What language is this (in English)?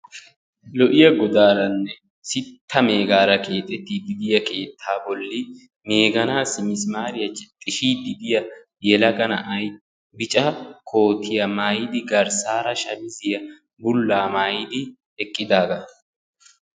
Wolaytta